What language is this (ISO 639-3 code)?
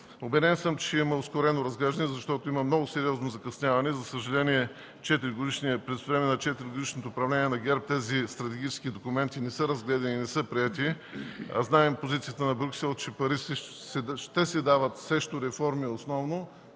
bul